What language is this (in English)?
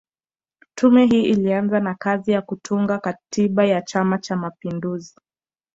Swahili